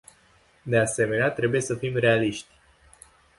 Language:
Romanian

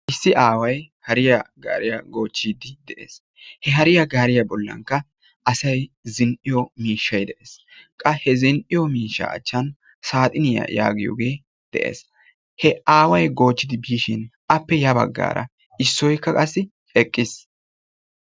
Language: Wolaytta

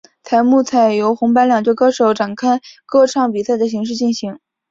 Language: Chinese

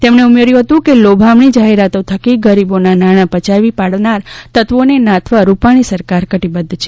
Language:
Gujarati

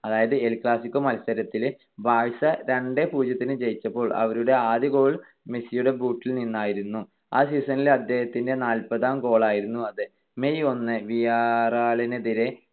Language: Malayalam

